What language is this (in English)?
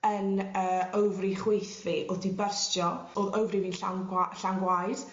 Welsh